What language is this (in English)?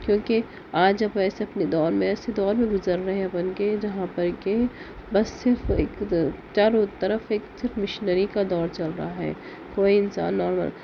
Urdu